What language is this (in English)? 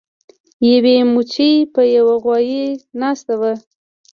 Pashto